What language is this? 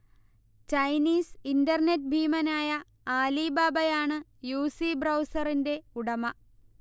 Malayalam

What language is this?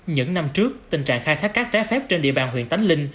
Vietnamese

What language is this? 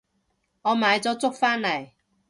Cantonese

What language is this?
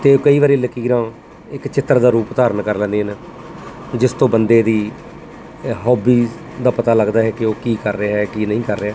Punjabi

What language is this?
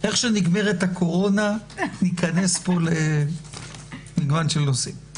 Hebrew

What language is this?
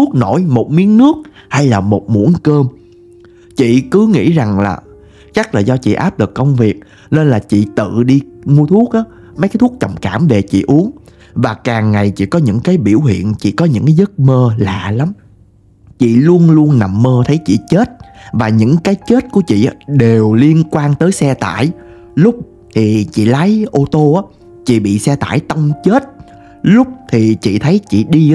Vietnamese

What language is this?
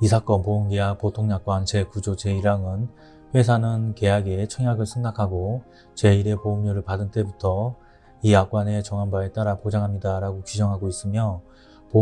Korean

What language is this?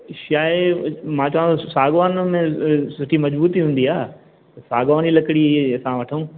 Sindhi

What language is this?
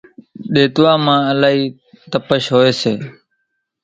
Kachi Koli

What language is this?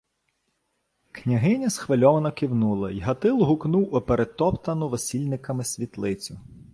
Ukrainian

